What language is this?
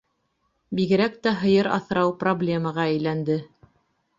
Bashkir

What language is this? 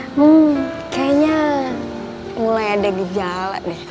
Indonesian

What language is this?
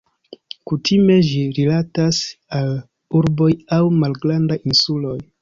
Esperanto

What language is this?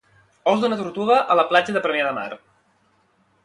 Catalan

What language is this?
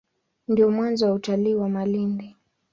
Swahili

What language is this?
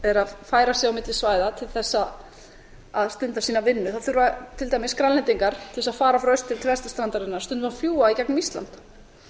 Icelandic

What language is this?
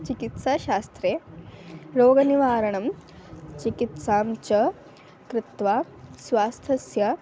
Sanskrit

